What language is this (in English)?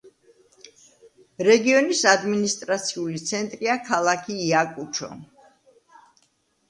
Georgian